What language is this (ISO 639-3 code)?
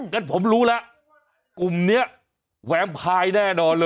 tha